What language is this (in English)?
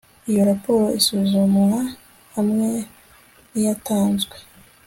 Kinyarwanda